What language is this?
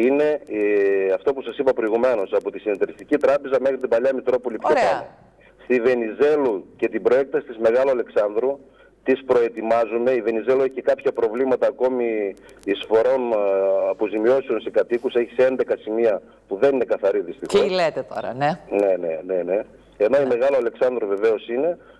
Greek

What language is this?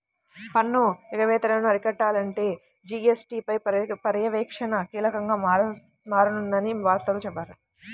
Telugu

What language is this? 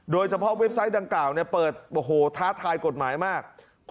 Thai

